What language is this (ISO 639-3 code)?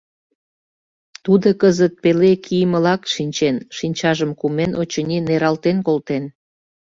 chm